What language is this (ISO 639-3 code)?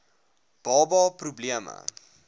afr